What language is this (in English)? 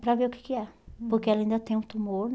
Portuguese